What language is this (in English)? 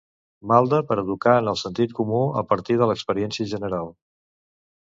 Catalan